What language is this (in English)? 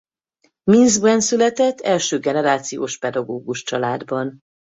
Hungarian